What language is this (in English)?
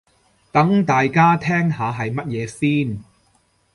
Cantonese